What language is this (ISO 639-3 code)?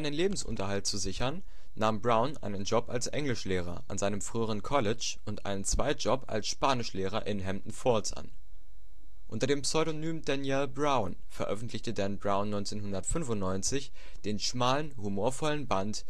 deu